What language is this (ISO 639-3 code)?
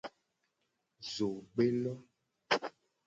gej